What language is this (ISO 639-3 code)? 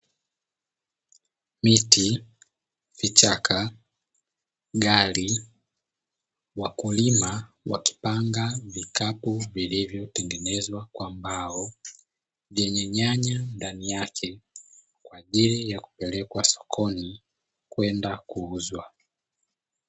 swa